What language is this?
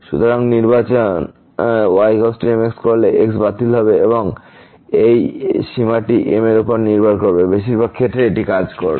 Bangla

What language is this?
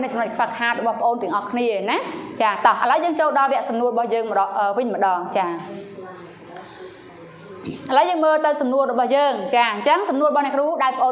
Thai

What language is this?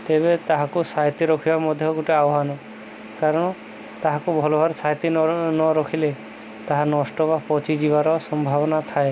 Odia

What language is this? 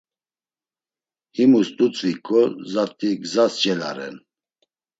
Laz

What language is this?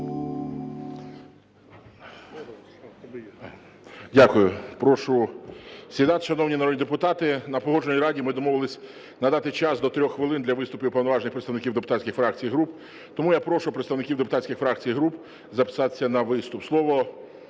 Ukrainian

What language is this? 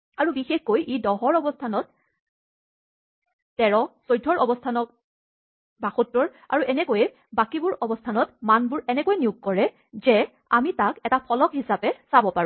Assamese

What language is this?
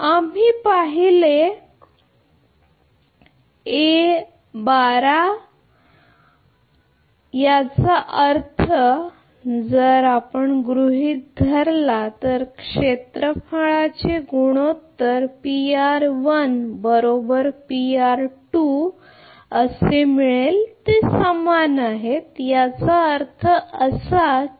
Marathi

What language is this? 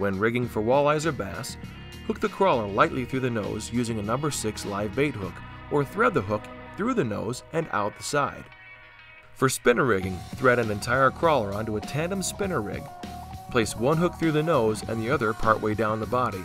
English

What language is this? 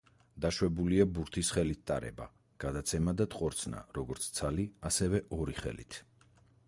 Georgian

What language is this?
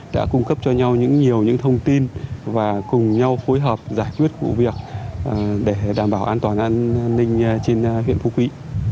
Vietnamese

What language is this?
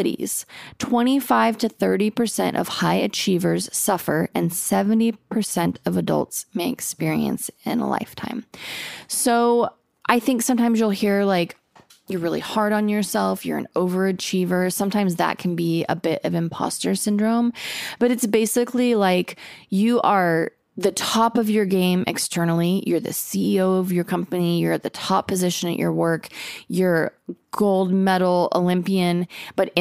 English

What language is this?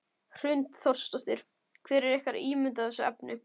Icelandic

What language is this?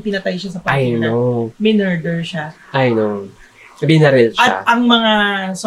Filipino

